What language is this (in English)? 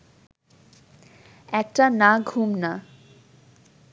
Bangla